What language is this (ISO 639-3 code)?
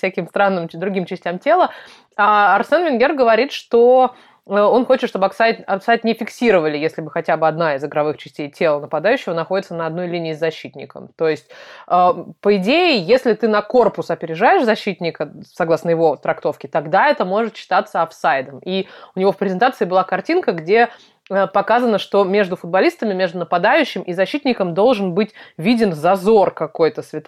rus